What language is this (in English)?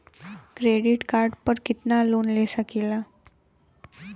Bhojpuri